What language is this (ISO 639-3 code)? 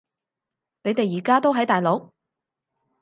yue